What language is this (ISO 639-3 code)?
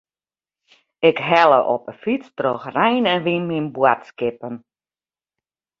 fry